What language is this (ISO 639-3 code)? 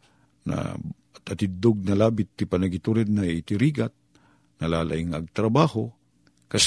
fil